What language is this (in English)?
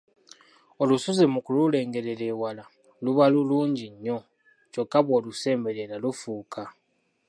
Ganda